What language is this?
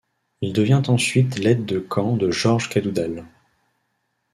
French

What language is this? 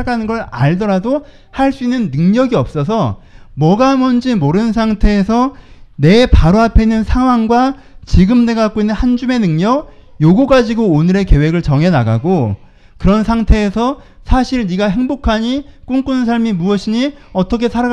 Korean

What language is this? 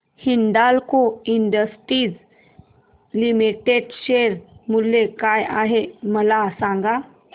Marathi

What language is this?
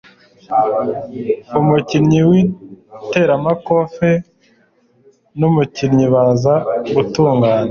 Kinyarwanda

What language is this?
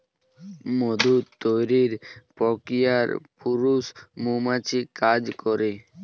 Bangla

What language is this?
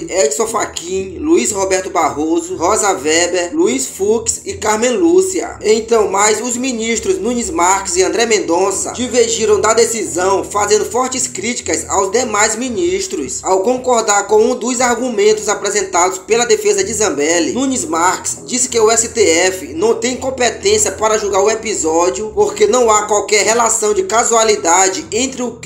Portuguese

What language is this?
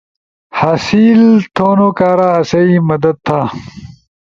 Ushojo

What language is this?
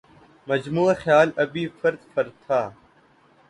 Urdu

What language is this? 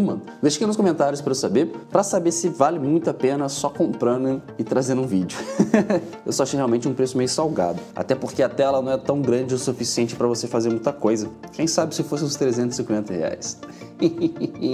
Portuguese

